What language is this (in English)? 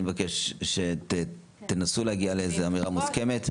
Hebrew